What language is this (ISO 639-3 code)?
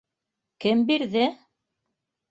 bak